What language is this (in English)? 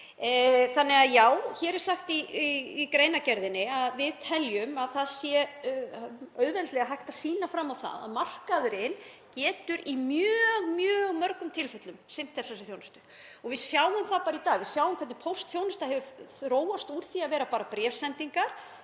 Icelandic